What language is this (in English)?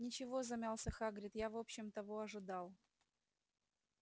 Russian